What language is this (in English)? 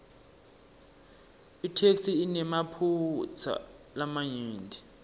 Swati